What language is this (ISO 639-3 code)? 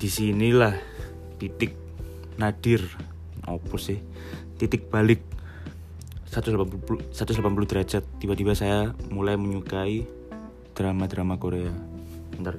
ind